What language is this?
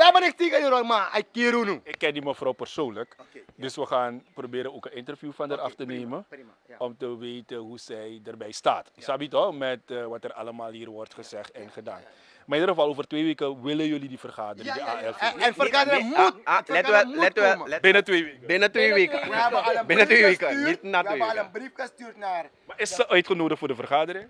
Dutch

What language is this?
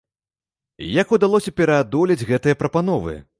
Belarusian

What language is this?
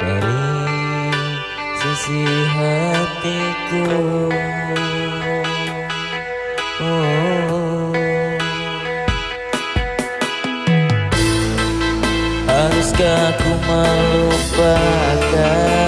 Indonesian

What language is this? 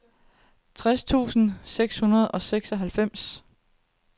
Danish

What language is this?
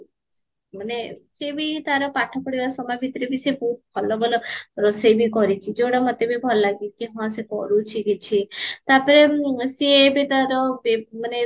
Odia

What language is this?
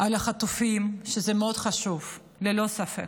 Hebrew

